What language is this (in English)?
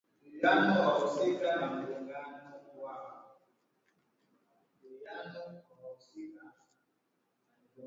Swahili